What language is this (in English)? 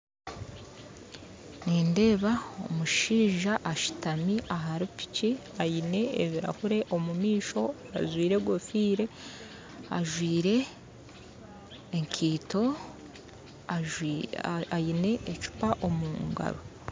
Nyankole